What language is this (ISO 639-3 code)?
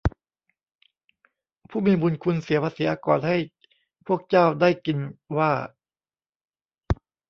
tha